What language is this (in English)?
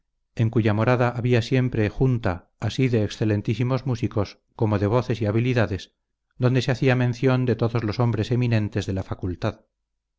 Spanish